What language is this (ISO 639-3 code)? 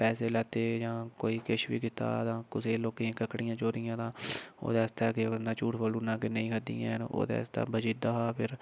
doi